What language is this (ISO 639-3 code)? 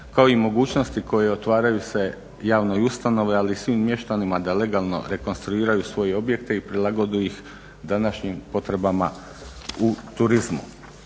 hrv